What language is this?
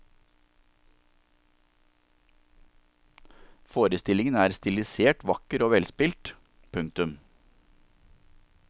Norwegian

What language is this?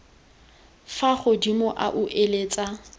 Tswana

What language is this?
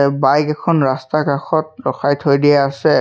Assamese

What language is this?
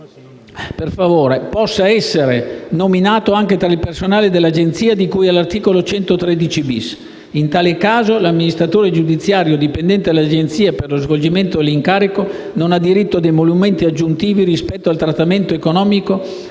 Italian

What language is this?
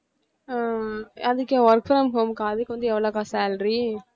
Tamil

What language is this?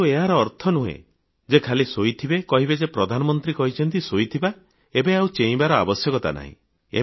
Odia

